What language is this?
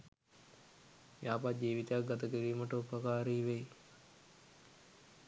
Sinhala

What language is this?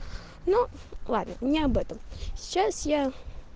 Russian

